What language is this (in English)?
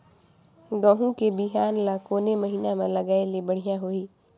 Chhattisgarhi